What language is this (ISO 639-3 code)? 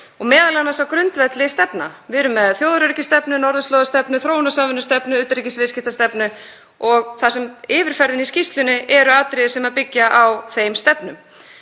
isl